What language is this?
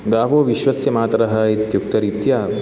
Sanskrit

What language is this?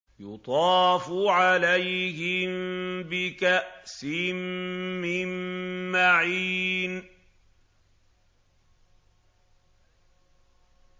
Arabic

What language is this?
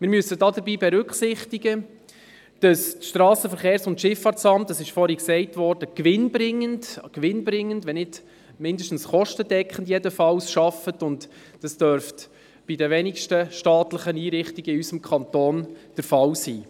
Swiss German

